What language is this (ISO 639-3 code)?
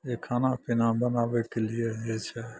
mai